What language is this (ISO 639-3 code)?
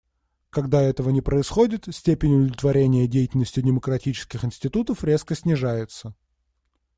rus